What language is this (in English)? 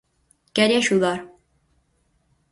Galician